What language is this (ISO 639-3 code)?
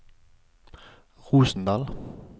nor